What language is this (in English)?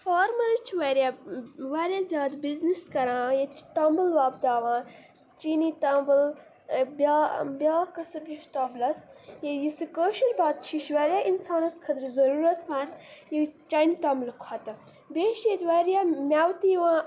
Kashmiri